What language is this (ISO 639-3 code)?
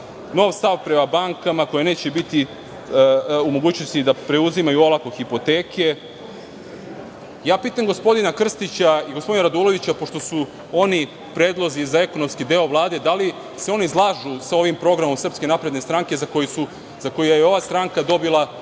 srp